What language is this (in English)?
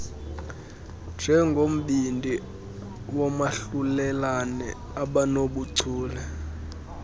Xhosa